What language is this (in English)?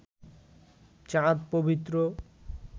Bangla